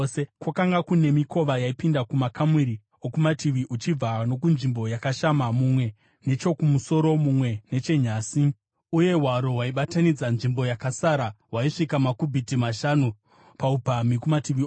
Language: Shona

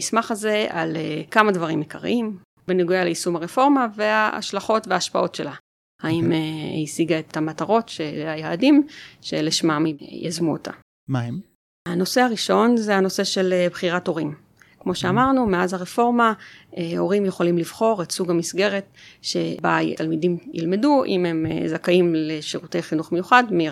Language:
Hebrew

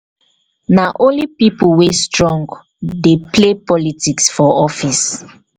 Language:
Nigerian Pidgin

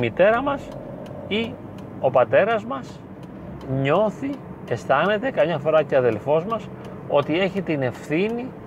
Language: Greek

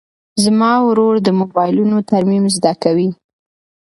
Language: Pashto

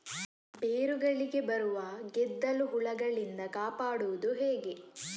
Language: Kannada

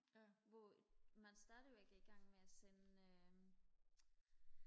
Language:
Danish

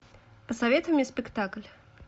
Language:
Russian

